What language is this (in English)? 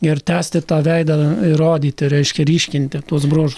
Lithuanian